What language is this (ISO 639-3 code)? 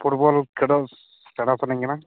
sat